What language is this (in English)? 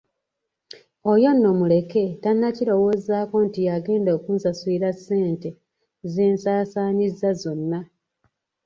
Ganda